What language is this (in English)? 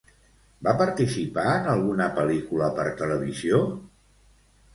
Catalan